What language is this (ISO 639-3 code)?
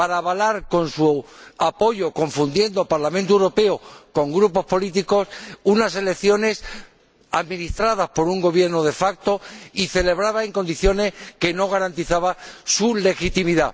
spa